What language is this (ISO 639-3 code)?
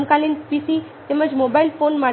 guj